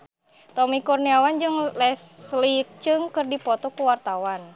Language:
Sundanese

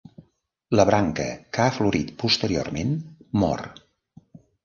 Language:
Catalan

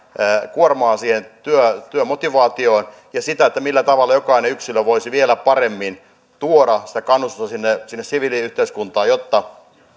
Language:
Finnish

